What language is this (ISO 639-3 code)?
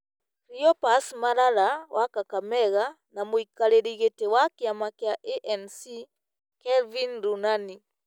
kik